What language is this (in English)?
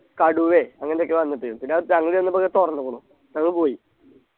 Malayalam